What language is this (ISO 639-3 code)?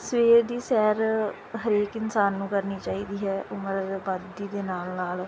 pan